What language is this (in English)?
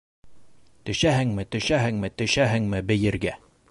Bashkir